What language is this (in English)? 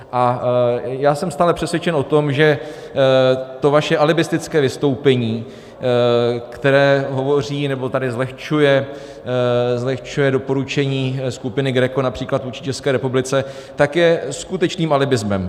Czech